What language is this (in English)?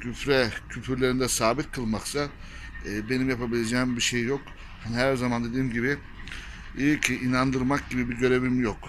Turkish